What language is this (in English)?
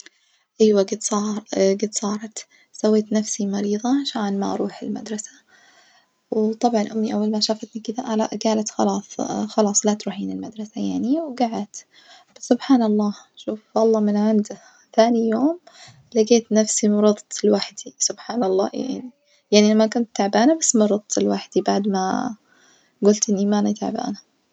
Najdi Arabic